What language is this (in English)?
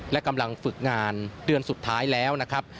Thai